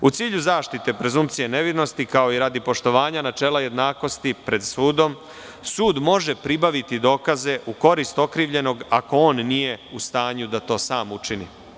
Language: Serbian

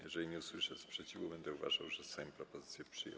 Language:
Polish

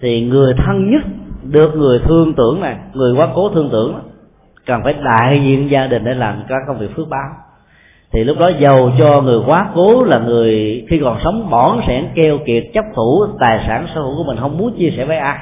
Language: Vietnamese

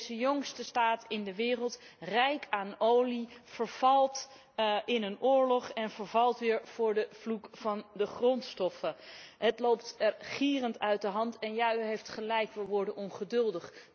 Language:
Dutch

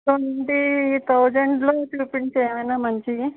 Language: Telugu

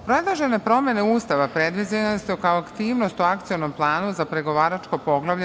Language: Serbian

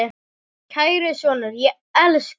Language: Icelandic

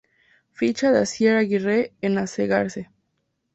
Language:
Spanish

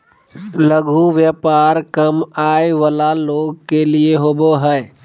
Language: Magahi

